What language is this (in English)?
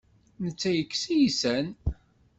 Kabyle